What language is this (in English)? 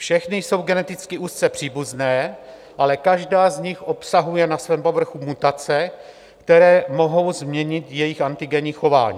Czech